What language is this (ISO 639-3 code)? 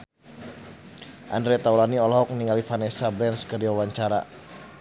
sun